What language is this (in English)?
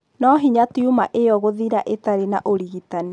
Kikuyu